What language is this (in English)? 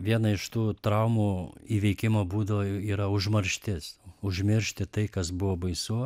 Lithuanian